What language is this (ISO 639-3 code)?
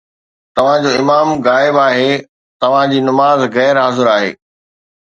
snd